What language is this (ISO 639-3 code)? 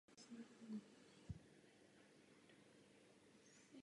ces